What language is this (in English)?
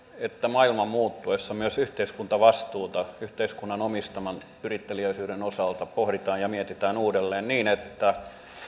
Finnish